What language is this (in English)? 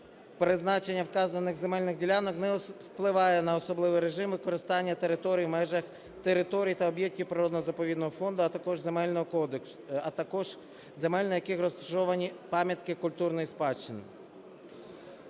Ukrainian